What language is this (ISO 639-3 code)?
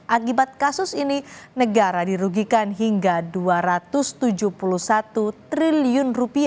ind